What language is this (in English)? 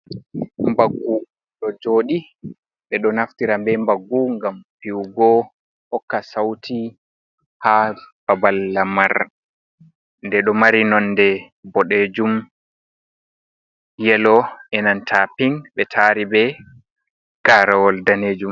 Fula